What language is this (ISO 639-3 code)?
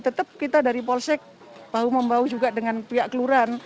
ind